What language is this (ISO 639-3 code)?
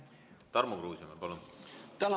est